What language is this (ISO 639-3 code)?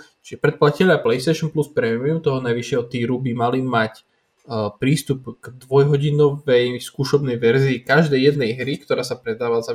slk